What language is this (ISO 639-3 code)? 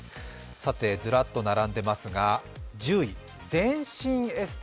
jpn